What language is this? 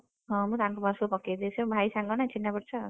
Odia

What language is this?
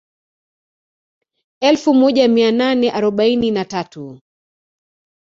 Swahili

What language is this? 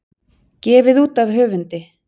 Icelandic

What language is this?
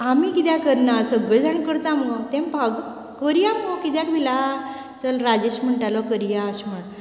Konkani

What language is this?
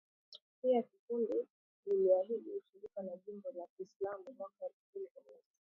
Swahili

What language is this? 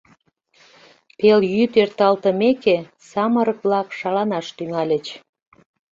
Mari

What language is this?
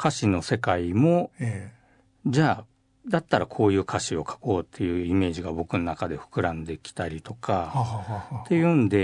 Japanese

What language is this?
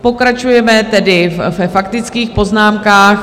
Czech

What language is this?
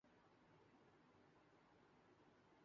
Urdu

